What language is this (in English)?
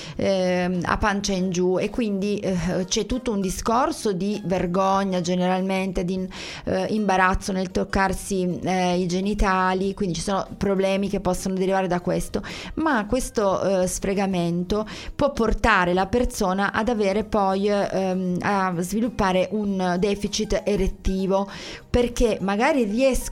Italian